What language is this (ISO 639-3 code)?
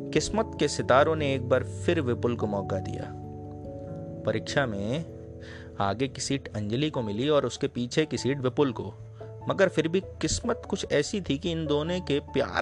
hin